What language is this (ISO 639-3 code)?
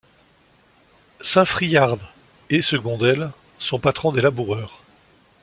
fra